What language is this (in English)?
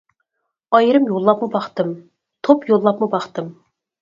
Uyghur